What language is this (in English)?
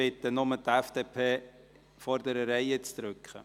Swiss German